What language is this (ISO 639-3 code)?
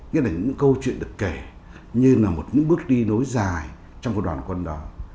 vie